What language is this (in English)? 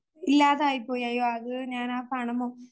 Malayalam